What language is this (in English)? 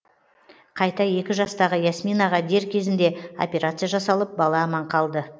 Kazakh